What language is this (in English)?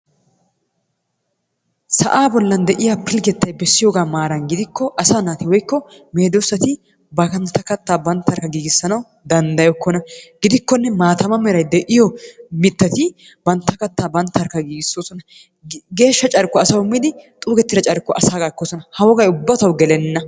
Wolaytta